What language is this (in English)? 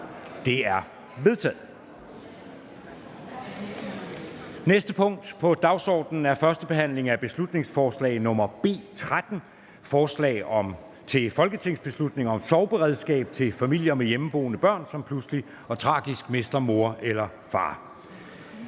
Danish